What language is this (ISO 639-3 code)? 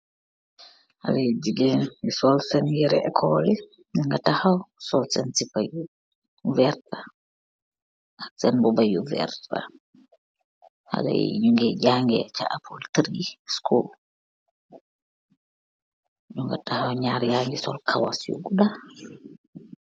wol